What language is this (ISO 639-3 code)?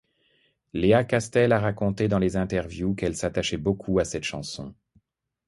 fra